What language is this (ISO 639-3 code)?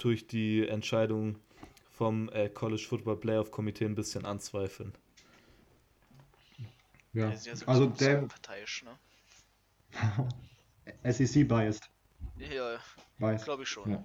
deu